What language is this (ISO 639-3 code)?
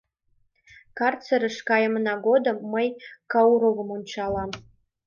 chm